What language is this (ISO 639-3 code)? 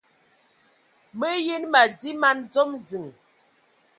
ewo